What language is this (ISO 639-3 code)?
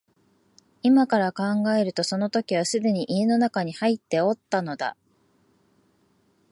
jpn